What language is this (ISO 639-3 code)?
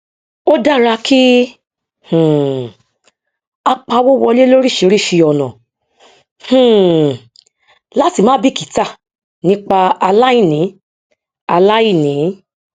yor